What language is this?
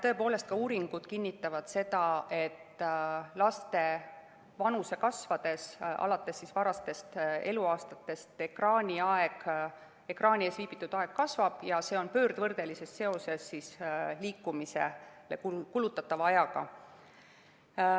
Estonian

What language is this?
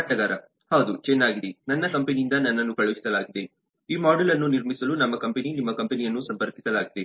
Kannada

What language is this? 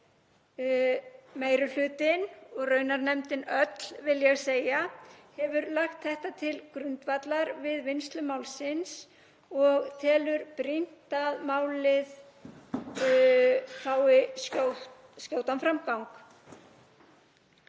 Icelandic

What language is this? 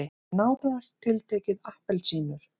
Icelandic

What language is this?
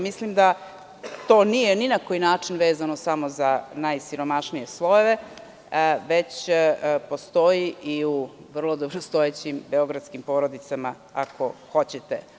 Serbian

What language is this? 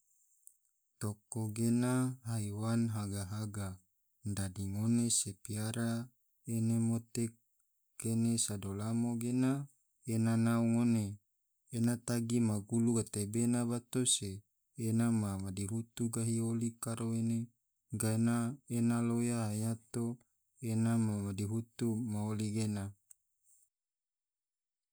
Tidore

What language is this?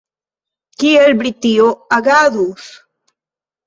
Esperanto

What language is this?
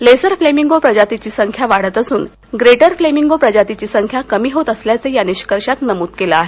Marathi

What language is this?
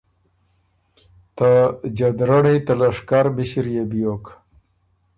Ormuri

